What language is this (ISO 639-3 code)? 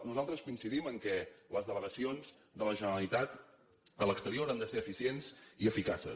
cat